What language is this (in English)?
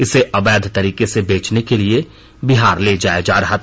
Hindi